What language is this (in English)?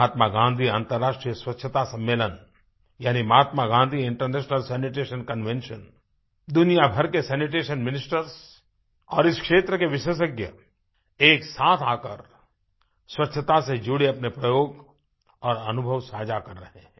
Hindi